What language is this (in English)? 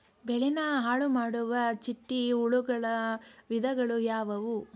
Kannada